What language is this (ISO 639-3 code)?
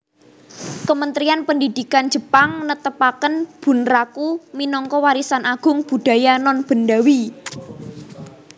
jav